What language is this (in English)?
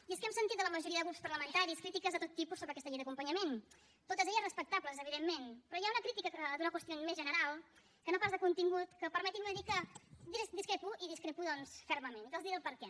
Catalan